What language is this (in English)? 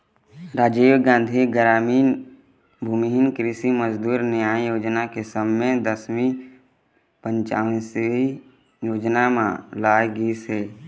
Chhattisgarhi